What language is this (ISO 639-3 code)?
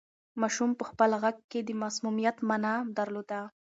pus